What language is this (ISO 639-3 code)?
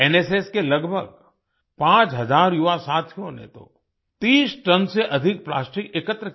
hin